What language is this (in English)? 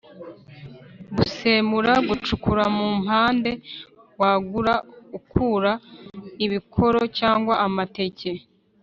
Kinyarwanda